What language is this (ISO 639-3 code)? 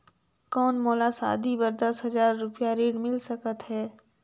hne